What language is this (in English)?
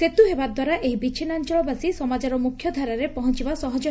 Odia